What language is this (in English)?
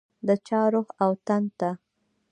Pashto